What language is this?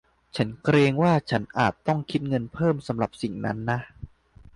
Thai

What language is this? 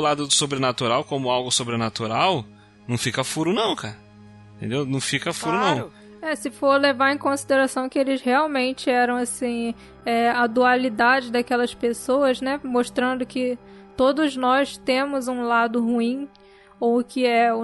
Portuguese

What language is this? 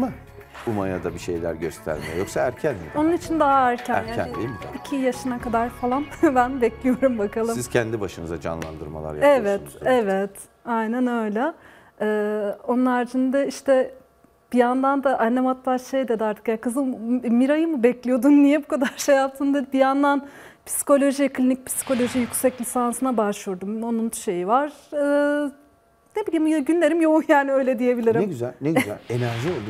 Turkish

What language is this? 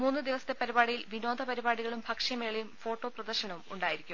Malayalam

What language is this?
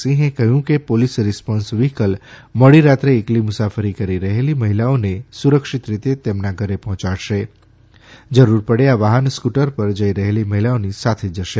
Gujarati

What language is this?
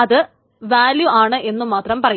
Malayalam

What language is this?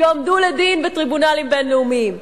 Hebrew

